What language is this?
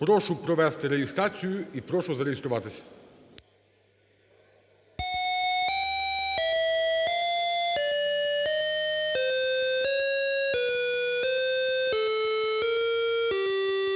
Ukrainian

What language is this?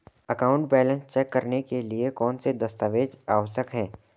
Hindi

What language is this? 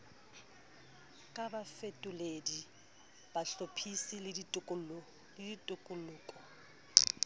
Southern Sotho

